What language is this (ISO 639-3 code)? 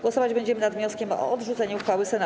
pol